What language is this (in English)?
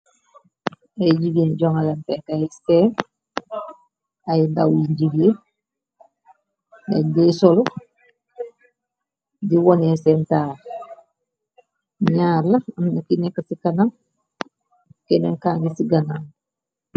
Wolof